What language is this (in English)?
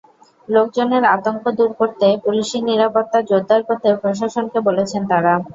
Bangla